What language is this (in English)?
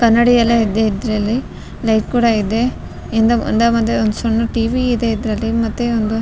Kannada